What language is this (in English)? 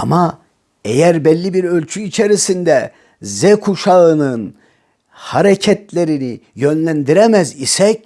Turkish